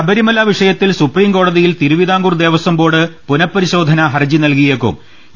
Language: Malayalam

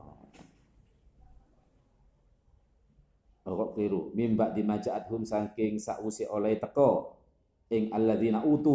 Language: Indonesian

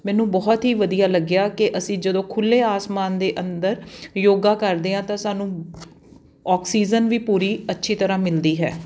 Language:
Punjabi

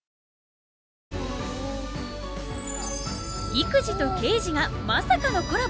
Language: Japanese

